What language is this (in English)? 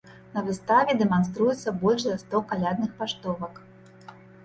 Belarusian